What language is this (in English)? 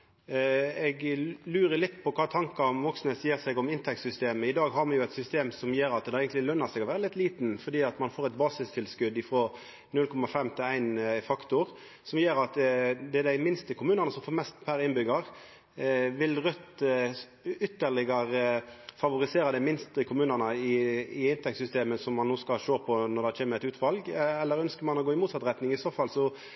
Norwegian Nynorsk